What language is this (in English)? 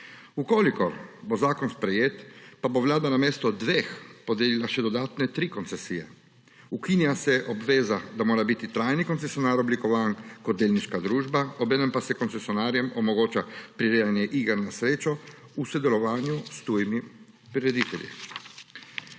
Slovenian